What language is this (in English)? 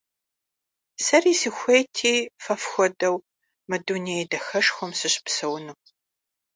Kabardian